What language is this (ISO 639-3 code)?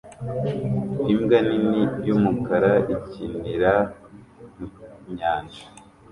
kin